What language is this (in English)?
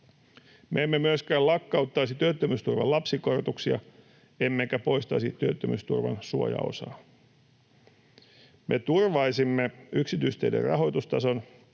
Finnish